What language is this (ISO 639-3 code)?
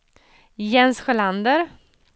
swe